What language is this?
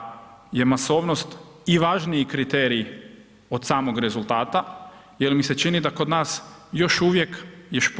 Croatian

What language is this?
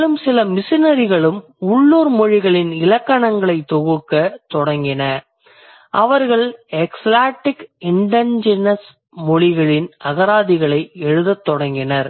Tamil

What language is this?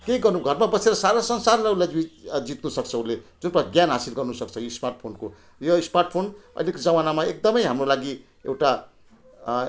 Nepali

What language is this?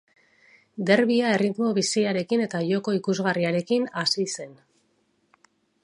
Basque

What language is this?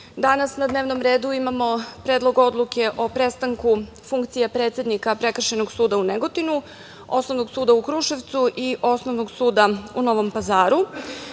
Serbian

